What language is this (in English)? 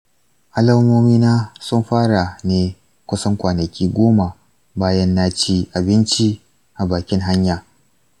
Hausa